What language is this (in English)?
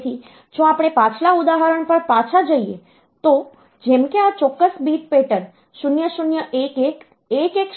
Gujarati